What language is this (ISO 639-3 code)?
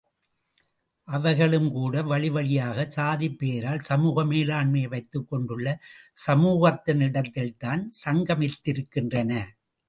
tam